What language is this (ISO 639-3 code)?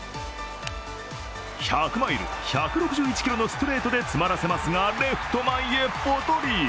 jpn